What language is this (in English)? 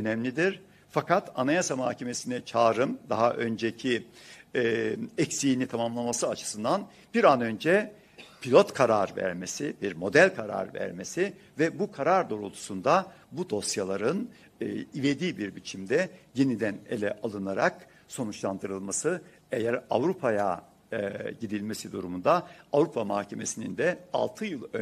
Turkish